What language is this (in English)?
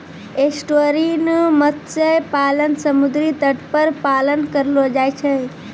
Maithili